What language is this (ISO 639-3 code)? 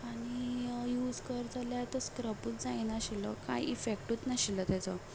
kok